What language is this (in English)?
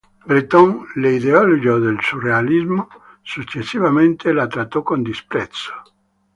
Italian